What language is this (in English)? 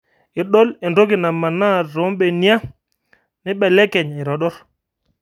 Masai